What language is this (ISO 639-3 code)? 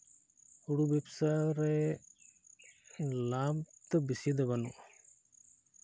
sat